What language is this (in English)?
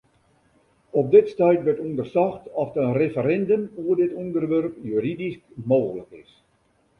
Western Frisian